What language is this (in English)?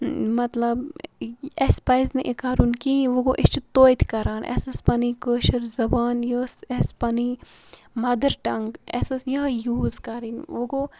Kashmiri